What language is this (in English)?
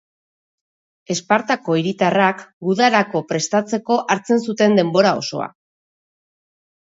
Basque